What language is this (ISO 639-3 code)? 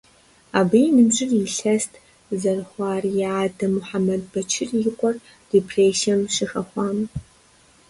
kbd